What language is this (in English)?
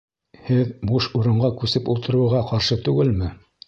Bashkir